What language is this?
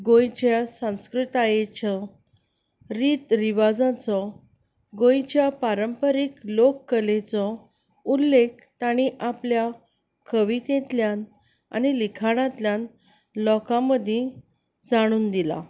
Konkani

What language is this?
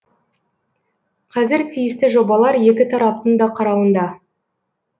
Kazakh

